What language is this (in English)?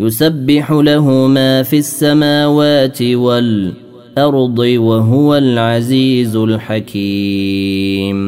Arabic